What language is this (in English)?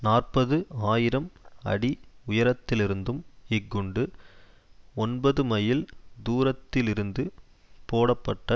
Tamil